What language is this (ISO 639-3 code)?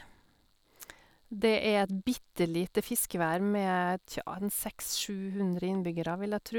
nor